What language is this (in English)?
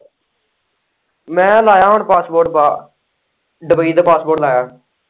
Punjabi